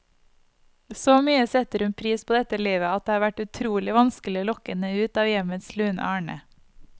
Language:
Norwegian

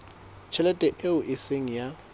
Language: Southern Sotho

